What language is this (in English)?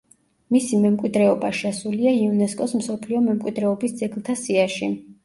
Georgian